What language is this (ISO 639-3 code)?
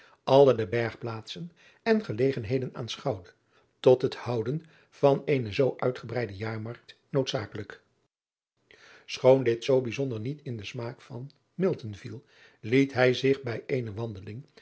nld